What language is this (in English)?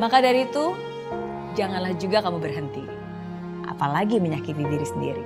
Indonesian